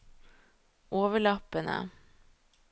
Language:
Norwegian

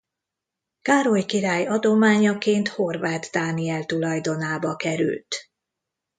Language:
Hungarian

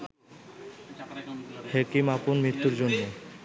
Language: Bangla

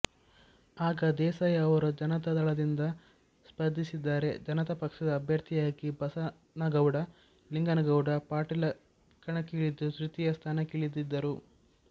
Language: Kannada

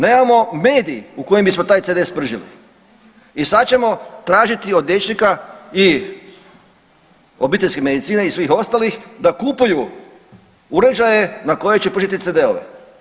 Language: Croatian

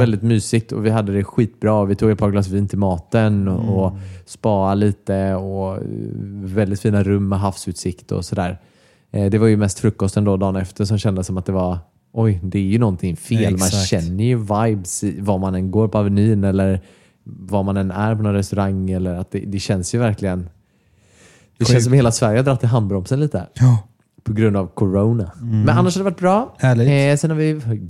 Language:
Swedish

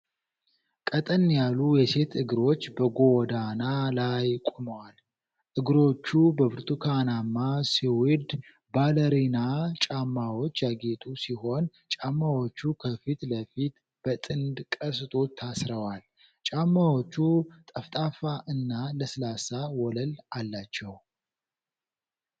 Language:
Amharic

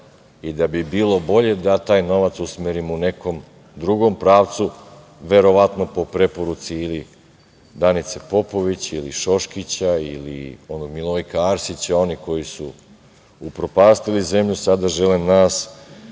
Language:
Serbian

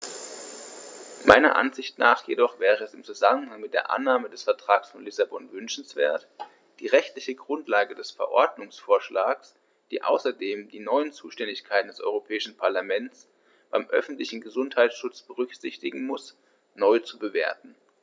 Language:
German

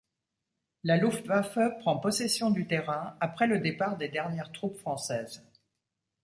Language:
French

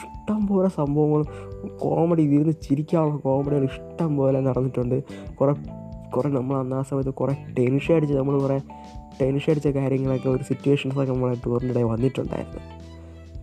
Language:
Malayalam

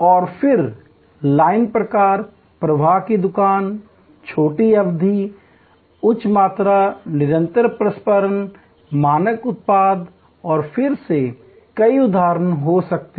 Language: Hindi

